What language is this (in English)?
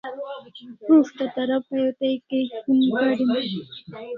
Kalasha